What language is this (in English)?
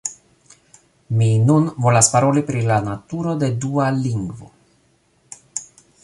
Esperanto